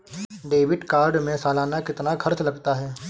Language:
Hindi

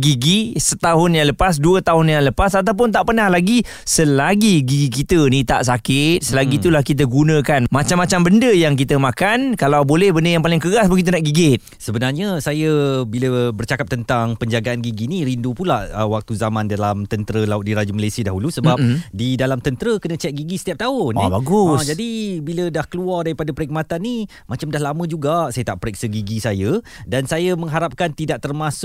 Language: Malay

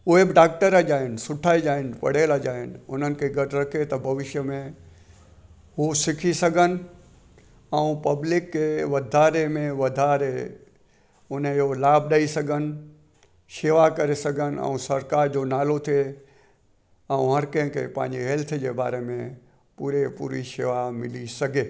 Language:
Sindhi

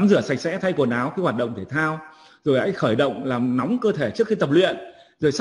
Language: Vietnamese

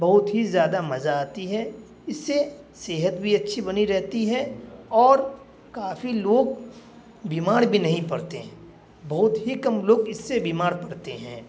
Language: Urdu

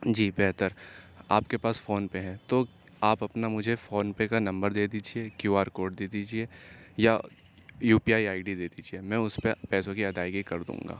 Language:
Urdu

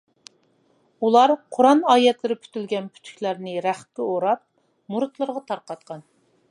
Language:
Uyghur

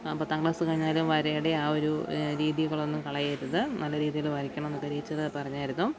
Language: Malayalam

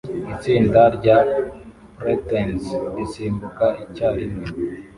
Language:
Kinyarwanda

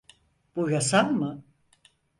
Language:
Turkish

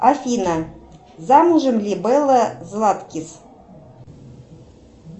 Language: Russian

